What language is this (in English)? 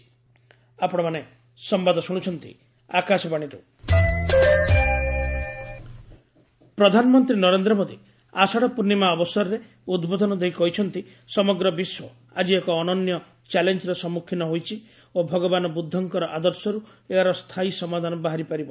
Odia